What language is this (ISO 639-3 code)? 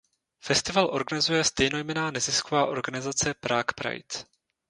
ces